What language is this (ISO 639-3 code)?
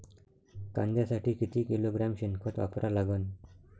mar